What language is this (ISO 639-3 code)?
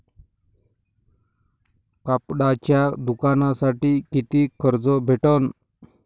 mar